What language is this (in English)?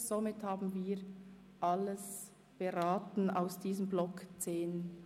Swiss German